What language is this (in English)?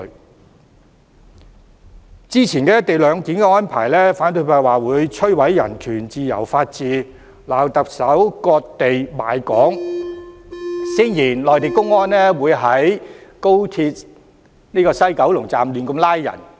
Cantonese